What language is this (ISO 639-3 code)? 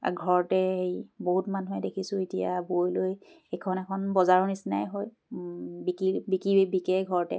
asm